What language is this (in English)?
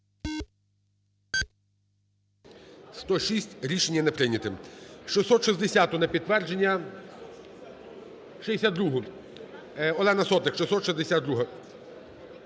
Ukrainian